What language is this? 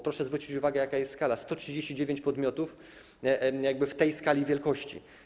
Polish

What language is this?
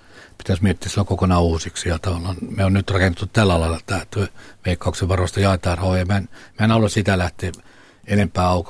Finnish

